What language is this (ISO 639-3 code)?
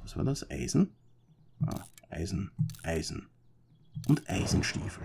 deu